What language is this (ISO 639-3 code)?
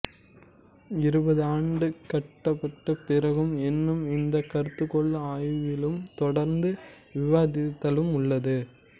tam